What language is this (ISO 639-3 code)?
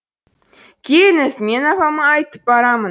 kaz